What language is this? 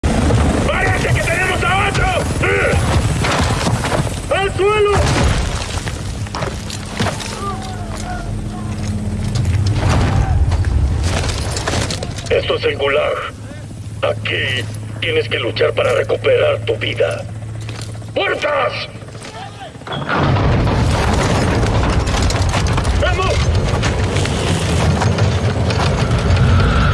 Spanish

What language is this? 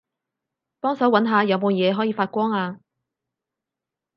Cantonese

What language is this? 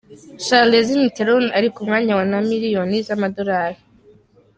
Kinyarwanda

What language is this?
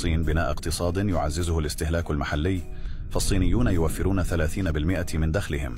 Arabic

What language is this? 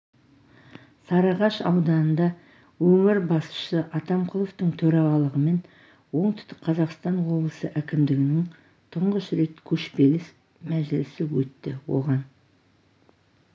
Kazakh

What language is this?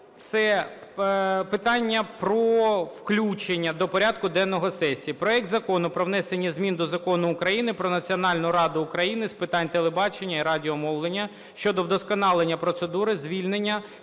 Ukrainian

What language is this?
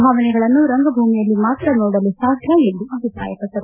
Kannada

